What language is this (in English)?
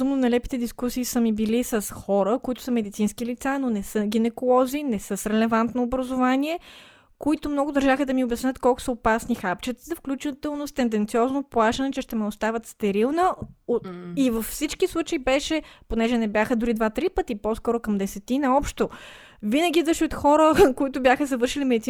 Bulgarian